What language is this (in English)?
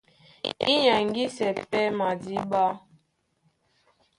Duala